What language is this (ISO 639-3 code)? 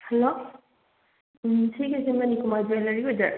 mni